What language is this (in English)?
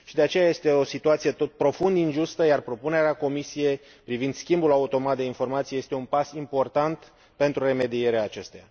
Romanian